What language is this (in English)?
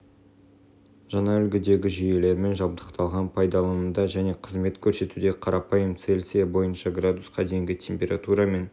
Kazakh